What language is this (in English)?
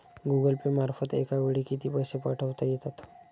Marathi